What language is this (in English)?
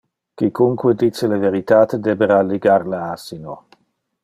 Interlingua